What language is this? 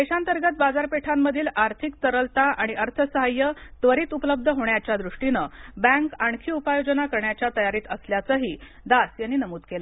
Marathi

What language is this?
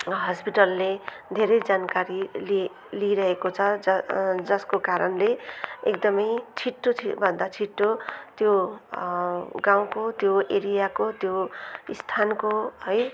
Nepali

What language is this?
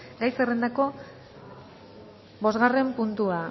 Basque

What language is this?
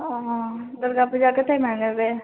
Maithili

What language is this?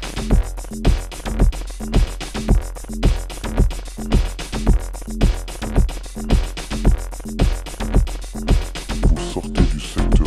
French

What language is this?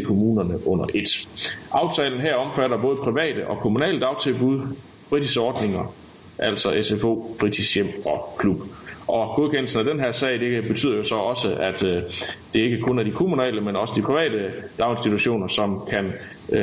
Danish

